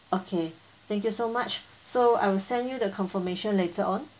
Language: English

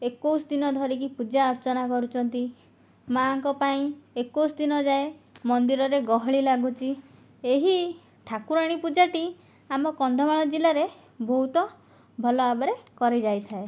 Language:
Odia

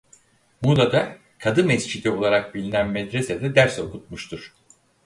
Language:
Turkish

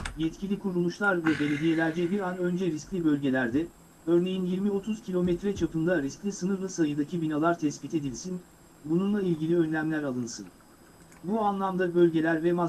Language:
Turkish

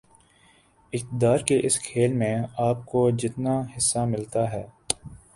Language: Urdu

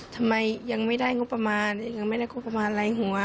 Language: Thai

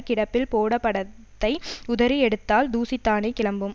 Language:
Tamil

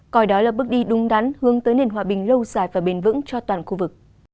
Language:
Vietnamese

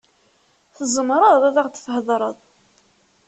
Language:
Kabyle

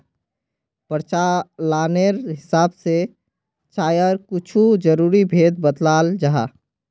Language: Magahi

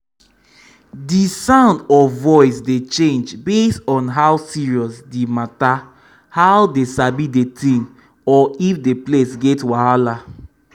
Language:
Nigerian Pidgin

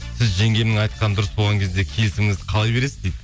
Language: Kazakh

